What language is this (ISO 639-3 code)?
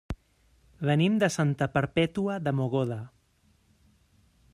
cat